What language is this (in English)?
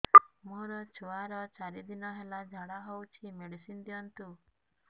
Odia